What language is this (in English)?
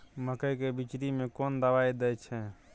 Maithili